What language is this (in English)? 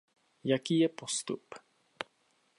Czech